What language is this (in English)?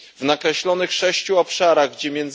Polish